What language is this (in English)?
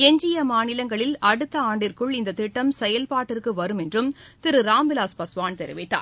Tamil